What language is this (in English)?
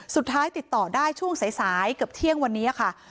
Thai